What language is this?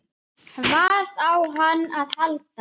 Icelandic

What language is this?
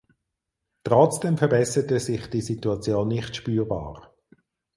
German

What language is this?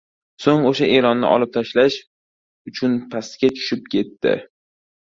Uzbek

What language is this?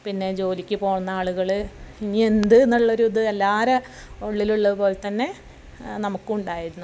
Malayalam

